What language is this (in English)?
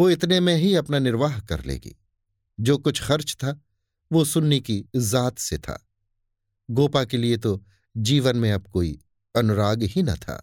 Hindi